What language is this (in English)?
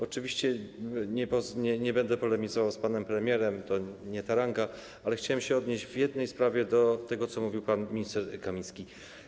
Polish